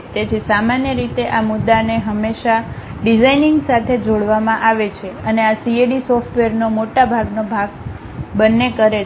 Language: Gujarati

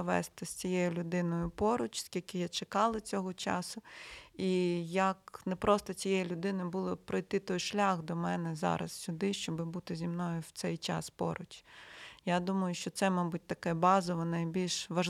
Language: Ukrainian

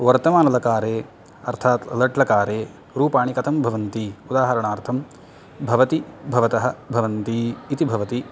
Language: Sanskrit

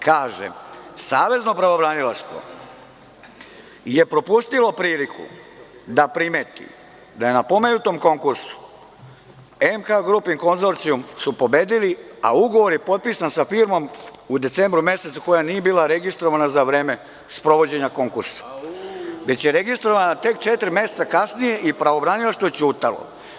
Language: Serbian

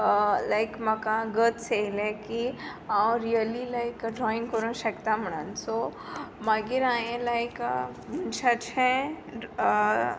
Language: Konkani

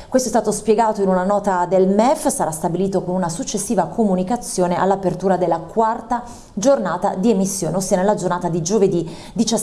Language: Italian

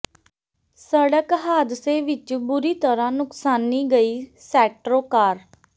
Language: Punjabi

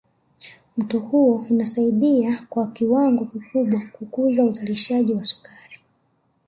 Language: Swahili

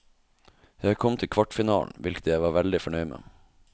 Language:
Norwegian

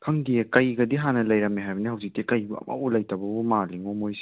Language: Manipuri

